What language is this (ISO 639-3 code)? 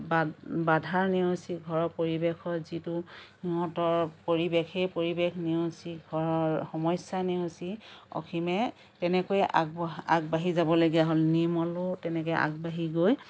asm